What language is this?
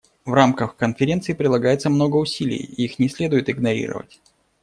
Russian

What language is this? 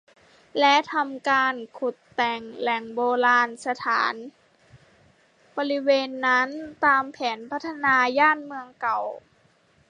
Thai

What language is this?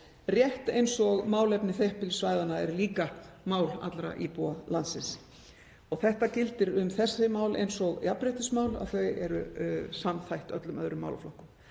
Icelandic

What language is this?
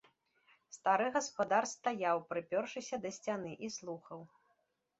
Belarusian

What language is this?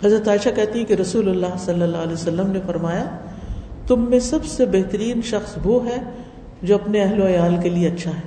Urdu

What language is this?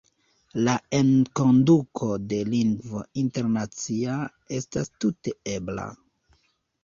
Esperanto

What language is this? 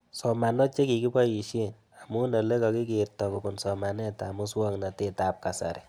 Kalenjin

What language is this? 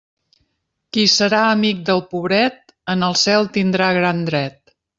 Catalan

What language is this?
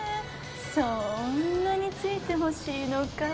Japanese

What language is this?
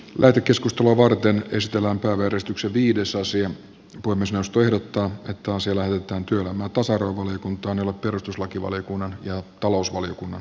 Finnish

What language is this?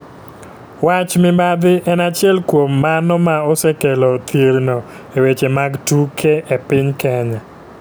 Luo (Kenya and Tanzania)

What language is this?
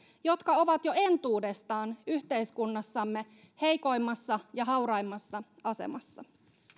Finnish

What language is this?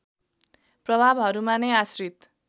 Nepali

